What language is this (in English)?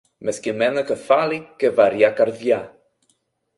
Greek